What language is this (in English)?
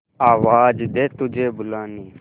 Hindi